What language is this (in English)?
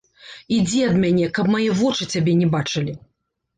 Belarusian